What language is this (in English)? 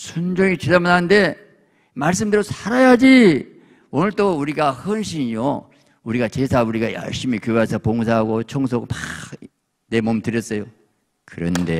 Korean